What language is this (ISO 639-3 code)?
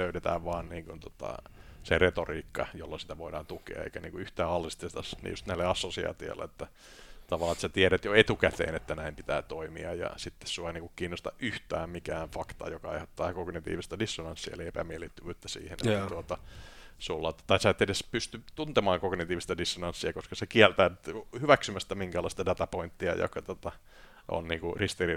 fin